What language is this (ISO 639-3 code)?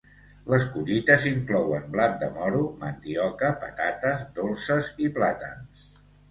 cat